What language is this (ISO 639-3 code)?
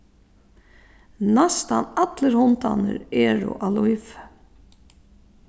fao